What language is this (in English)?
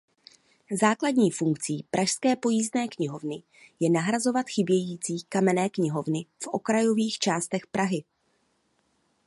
Czech